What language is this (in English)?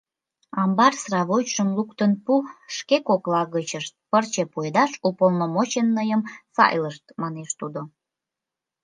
Mari